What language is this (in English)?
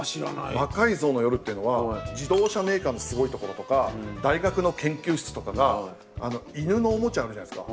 Japanese